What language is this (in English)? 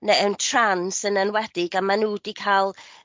Welsh